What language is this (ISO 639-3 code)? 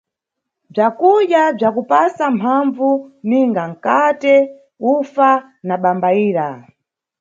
nyu